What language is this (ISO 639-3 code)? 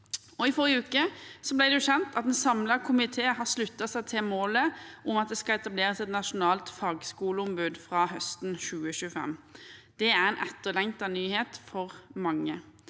nor